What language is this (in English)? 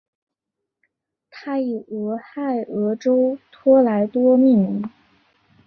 Chinese